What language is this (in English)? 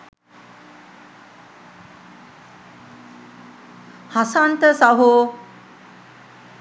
Sinhala